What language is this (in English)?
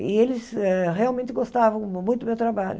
Portuguese